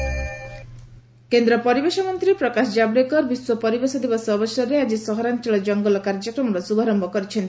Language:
Odia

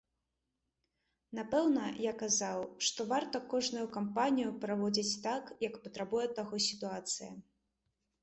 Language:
Belarusian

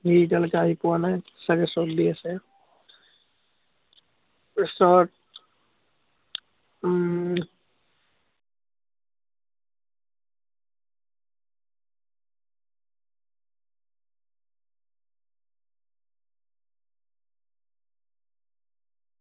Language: Assamese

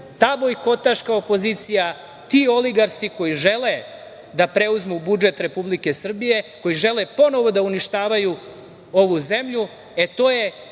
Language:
Serbian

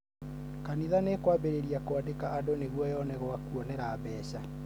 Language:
Kikuyu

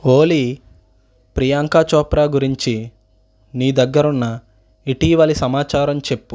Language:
Telugu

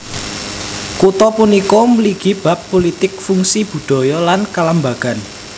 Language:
Javanese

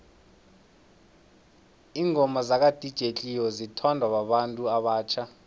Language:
South Ndebele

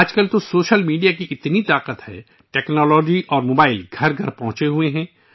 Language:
Urdu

